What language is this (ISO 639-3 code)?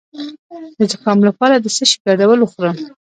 pus